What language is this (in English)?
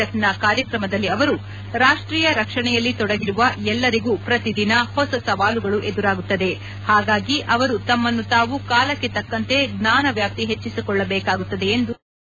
Kannada